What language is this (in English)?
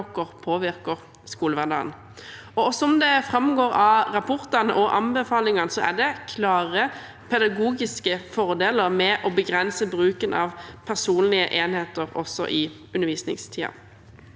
Norwegian